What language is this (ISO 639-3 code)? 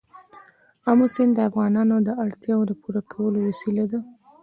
pus